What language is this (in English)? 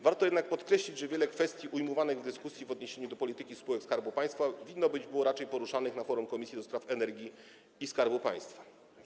Polish